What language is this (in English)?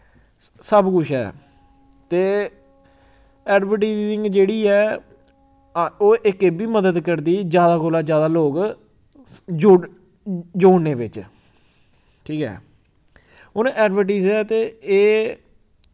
Dogri